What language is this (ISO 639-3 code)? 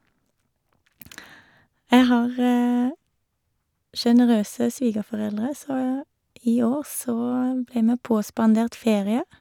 nor